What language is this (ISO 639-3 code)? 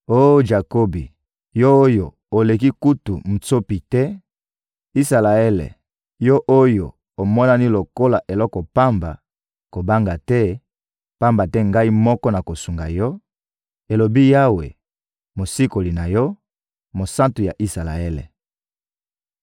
lin